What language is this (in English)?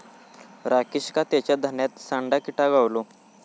Marathi